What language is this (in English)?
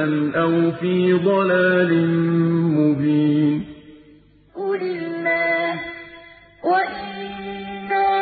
Arabic